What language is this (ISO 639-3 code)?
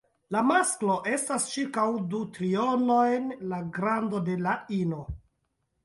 epo